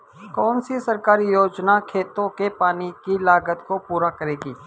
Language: Hindi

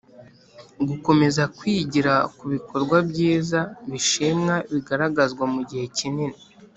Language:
Kinyarwanda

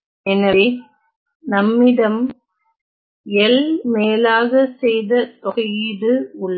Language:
Tamil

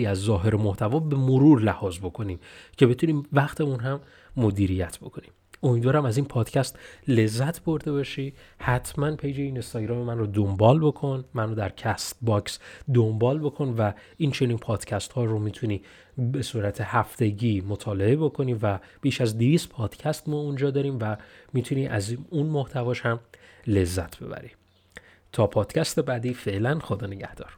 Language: Persian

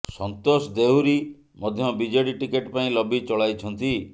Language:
Odia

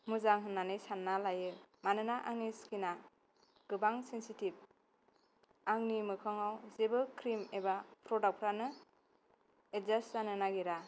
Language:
Bodo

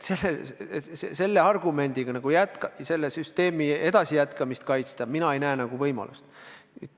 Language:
Estonian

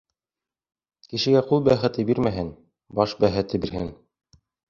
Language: Bashkir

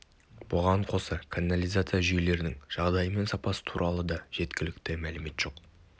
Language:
Kazakh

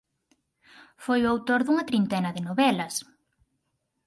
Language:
Galician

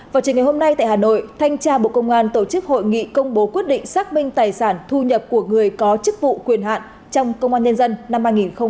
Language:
Vietnamese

